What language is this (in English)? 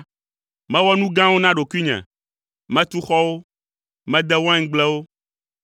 Ewe